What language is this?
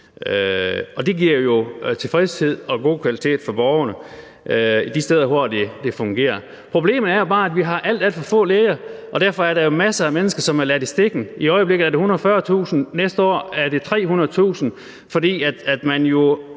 Danish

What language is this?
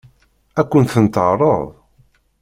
Kabyle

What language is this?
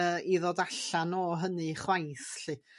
Welsh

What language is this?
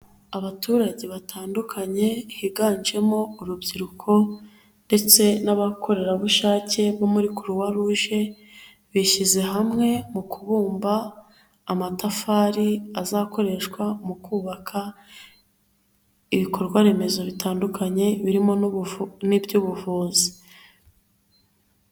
Kinyarwanda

